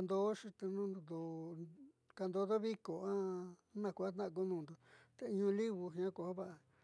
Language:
Southeastern Nochixtlán Mixtec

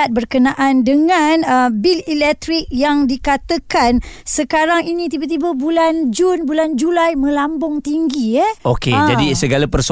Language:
Malay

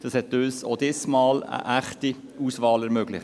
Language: Swiss German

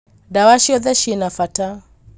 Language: Kikuyu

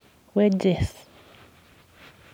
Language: Kalenjin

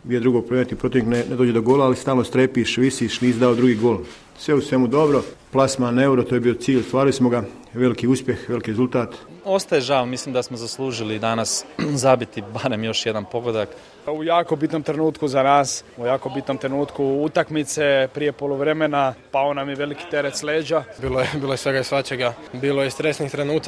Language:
Croatian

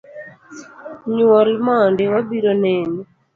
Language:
Luo (Kenya and Tanzania)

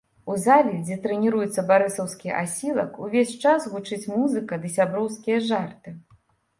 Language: Belarusian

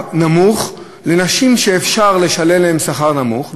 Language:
Hebrew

